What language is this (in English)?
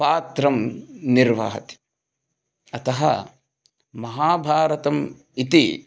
Sanskrit